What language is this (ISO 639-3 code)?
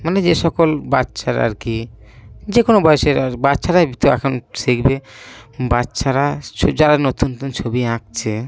ben